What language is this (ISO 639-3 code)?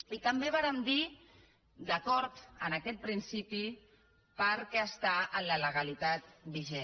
cat